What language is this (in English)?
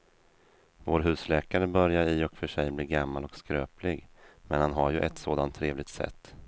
Swedish